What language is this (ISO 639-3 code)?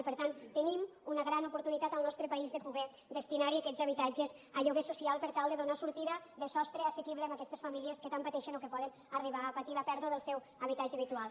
cat